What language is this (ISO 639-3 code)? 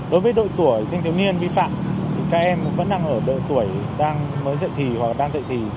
vie